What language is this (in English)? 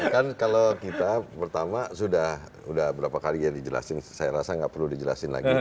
Indonesian